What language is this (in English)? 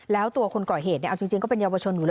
Thai